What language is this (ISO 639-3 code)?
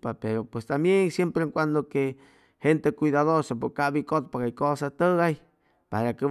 zoh